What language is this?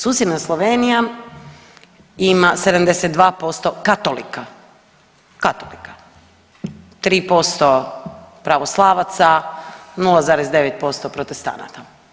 Croatian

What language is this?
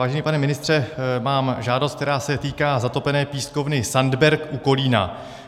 Czech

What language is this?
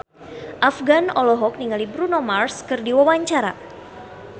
Sundanese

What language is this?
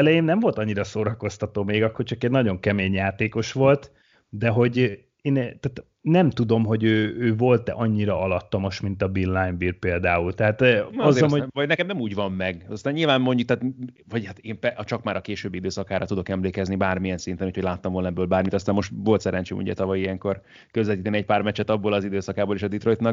Hungarian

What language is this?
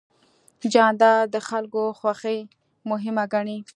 Pashto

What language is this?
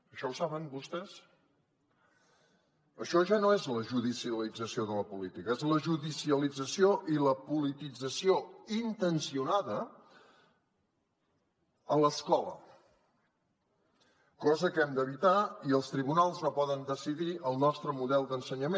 Catalan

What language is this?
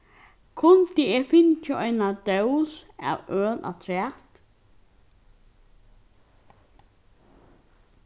Faroese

